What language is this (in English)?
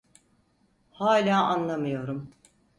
Turkish